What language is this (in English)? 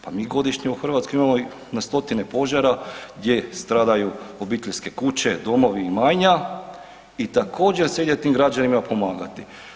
Croatian